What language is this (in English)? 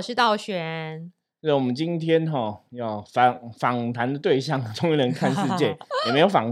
Chinese